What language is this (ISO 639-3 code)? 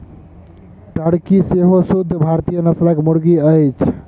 mai